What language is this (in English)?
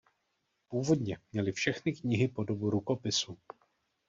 Czech